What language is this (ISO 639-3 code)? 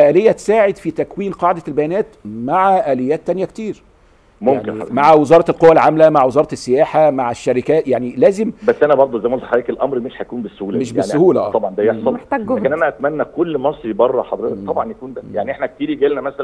ara